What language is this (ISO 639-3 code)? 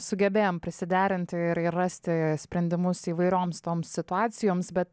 lit